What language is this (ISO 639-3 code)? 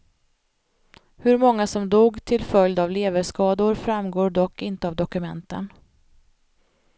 swe